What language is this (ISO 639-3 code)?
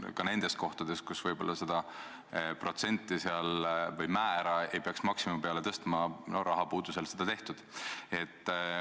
est